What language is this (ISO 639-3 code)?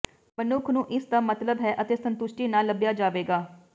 pan